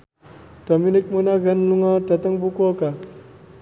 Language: Javanese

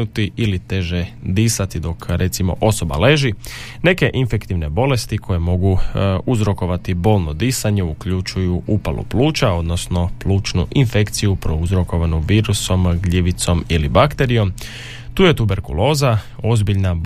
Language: Croatian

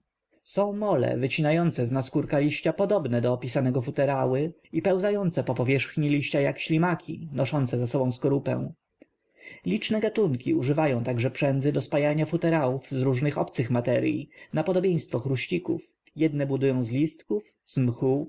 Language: Polish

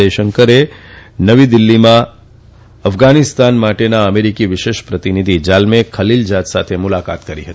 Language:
Gujarati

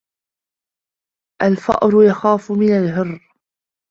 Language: Arabic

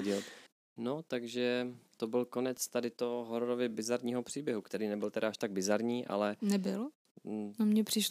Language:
Czech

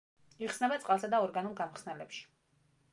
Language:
Georgian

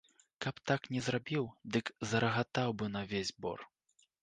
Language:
Belarusian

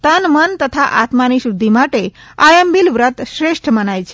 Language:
Gujarati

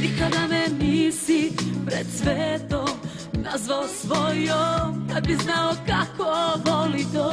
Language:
Bulgarian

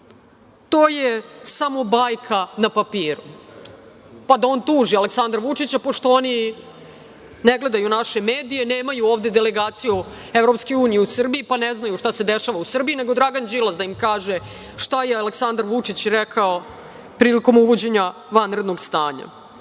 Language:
Serbian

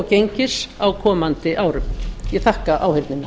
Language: Icelandic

